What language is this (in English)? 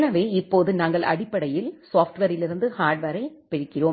Tamil